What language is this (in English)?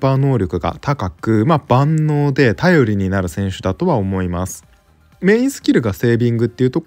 Japanese